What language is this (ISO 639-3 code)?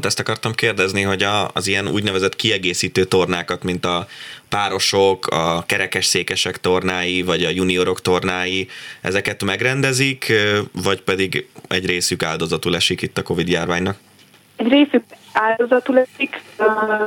hun